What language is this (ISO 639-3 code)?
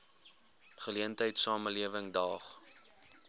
afr